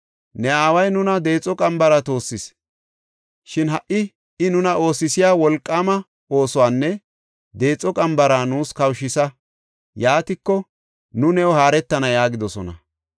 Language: Gofa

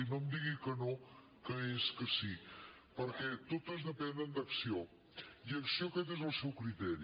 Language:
Catalan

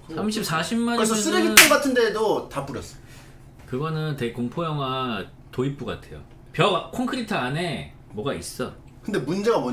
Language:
Korean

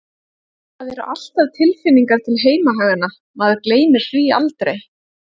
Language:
Icelandic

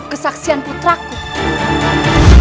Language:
Indonesian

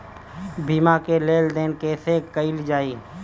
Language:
Bhojpuri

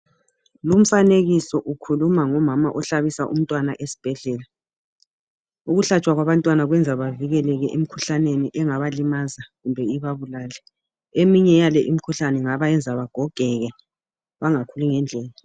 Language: North Ndebele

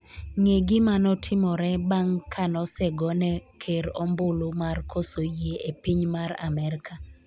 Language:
Luo (Kenya and Tanzania)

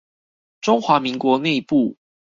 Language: Chinese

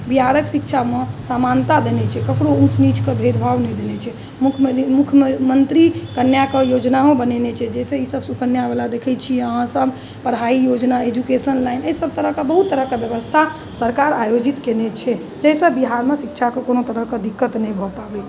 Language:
Maithili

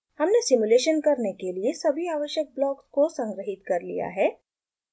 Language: Hindi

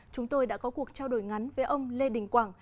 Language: Vietnamese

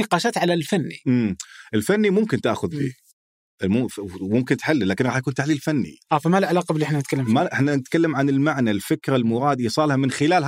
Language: Arabic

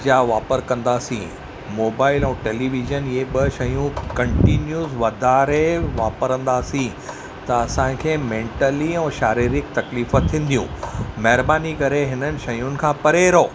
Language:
Sindhi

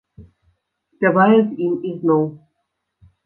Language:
Belarusian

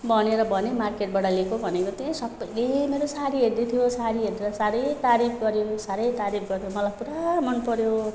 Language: Nepali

